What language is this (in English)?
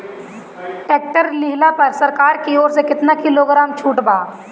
Bhojpuri